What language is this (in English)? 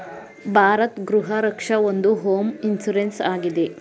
Kannada